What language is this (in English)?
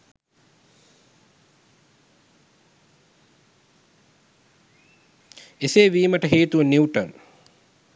Sinhala